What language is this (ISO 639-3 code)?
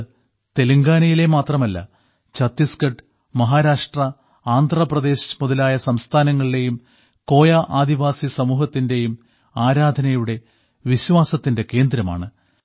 mal